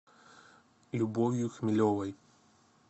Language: Russian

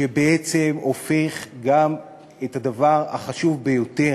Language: Hebrew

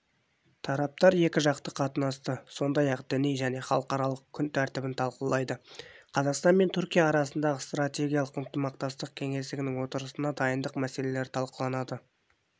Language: Kazakh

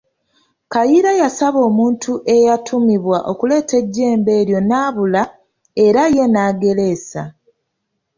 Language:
Ganda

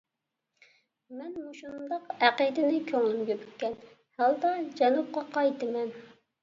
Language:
Uyghur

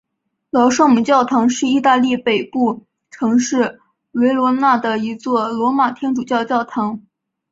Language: Chinese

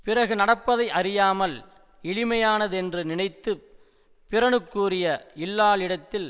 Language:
Tamil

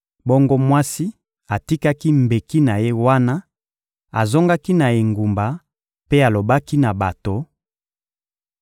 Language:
Lingala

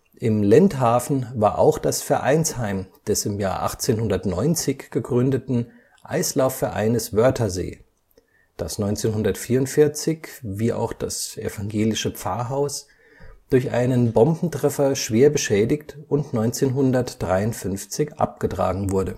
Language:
German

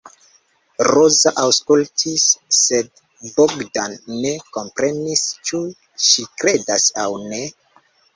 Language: Esperanto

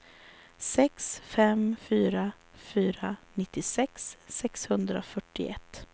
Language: Swedish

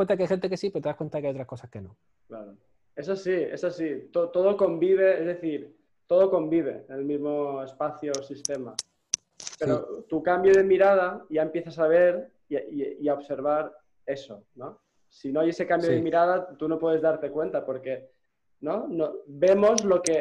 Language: Spanish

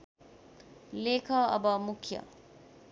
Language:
Nepali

